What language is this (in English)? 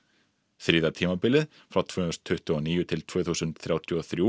Icelandic